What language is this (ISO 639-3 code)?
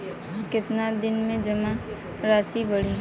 bho